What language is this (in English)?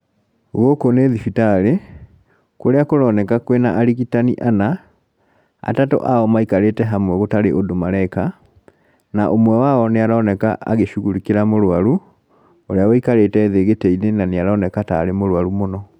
Kikuyu